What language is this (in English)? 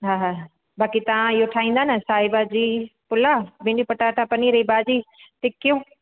Sindhi